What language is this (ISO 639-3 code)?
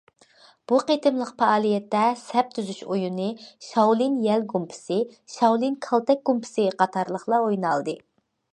uig